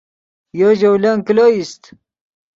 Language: Yidgha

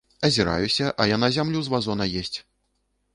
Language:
Belarusian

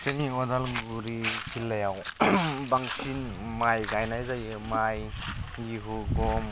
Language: Bodo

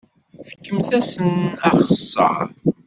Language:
Kabyle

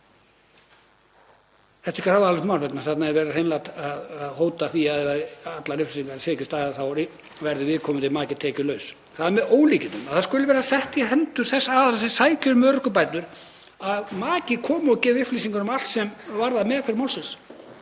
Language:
Icelandic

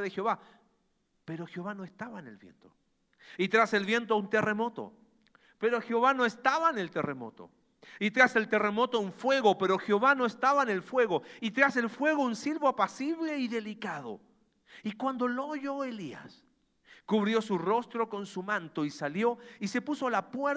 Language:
Spanish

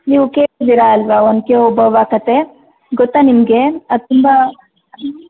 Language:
Kannada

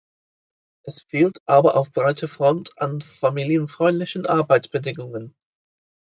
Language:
German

